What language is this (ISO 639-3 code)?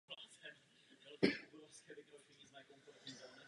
ces